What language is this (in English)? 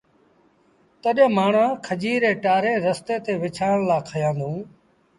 Sindhi Bhil